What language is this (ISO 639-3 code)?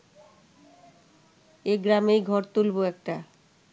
ben